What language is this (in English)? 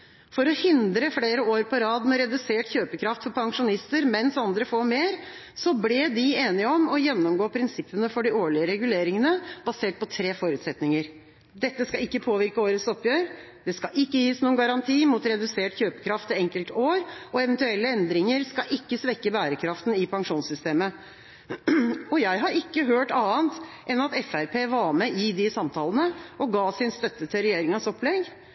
Norwegian Bokmål